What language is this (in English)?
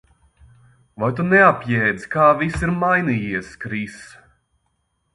Latvian